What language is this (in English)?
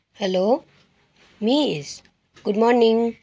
Nepali